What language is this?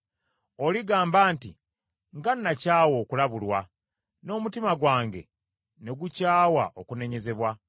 Ganda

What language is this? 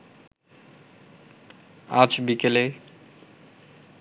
Bangla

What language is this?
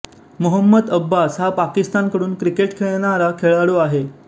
Marathi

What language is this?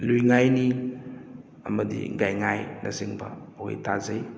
Manipuri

